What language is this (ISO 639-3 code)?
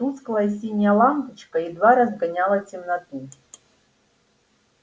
rus